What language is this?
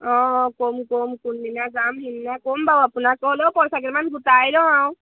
Assamese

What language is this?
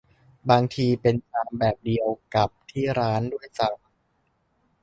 Thai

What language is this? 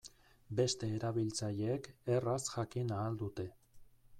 Basque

